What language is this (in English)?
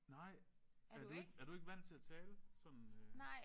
Danish